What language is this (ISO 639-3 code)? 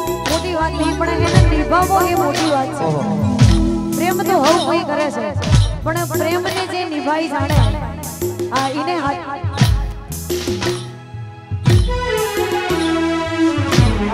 ara